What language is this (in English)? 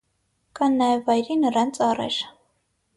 Armenian